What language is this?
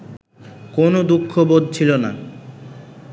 Bangla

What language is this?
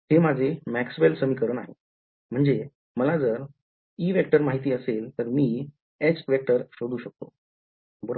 Marathi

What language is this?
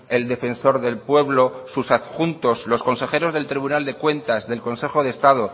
Spanish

